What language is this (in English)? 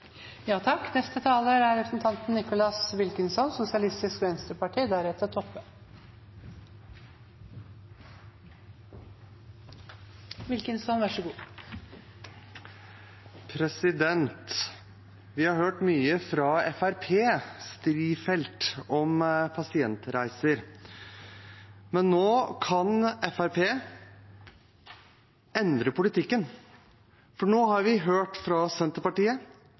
Norwegian Bokmål